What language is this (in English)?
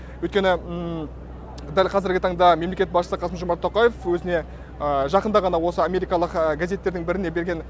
Kazakh